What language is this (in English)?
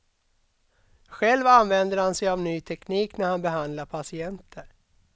Swedish